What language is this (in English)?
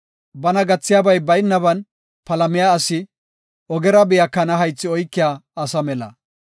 Gofa